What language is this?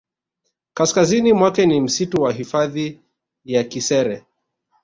Swahili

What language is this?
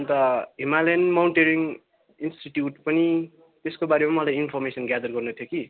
Nepali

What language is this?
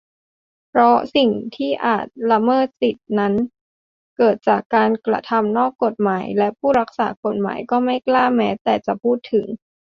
Thai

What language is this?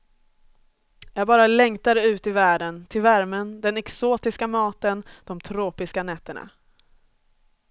Swedish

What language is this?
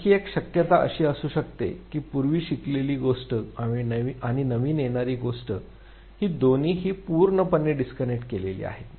Marathi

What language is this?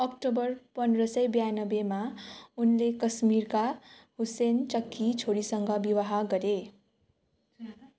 Nepali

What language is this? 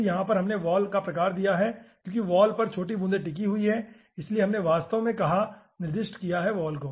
Hindi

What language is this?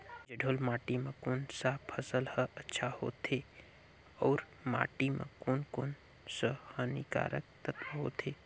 Chhattisgarhi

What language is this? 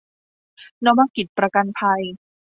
Thai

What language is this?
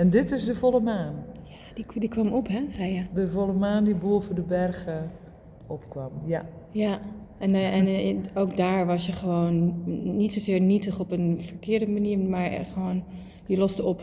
Dutch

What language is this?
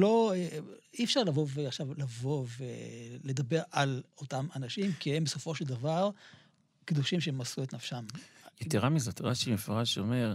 Hebrew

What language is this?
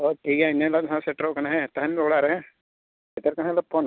Santali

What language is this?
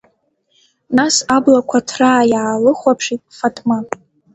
Abkhazian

